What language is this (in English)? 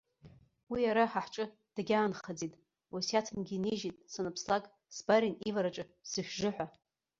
Abkhazian